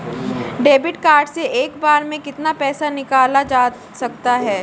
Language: Hindi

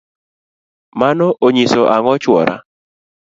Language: Luo (Kenya and Tanzania)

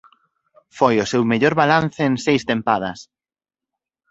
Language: Galician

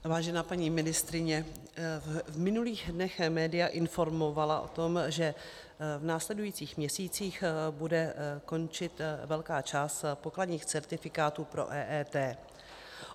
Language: Czech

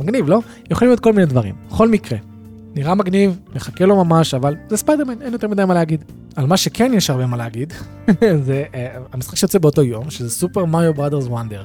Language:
Hebrew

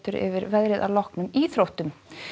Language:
Icelandic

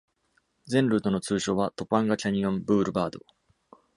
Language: Japanese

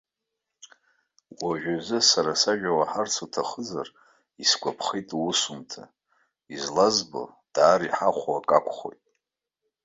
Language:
Abkhazian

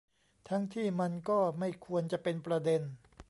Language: Thai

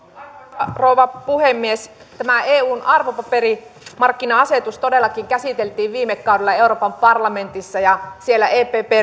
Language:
Finnish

